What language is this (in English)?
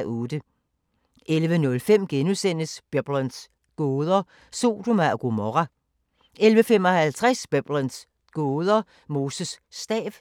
Danish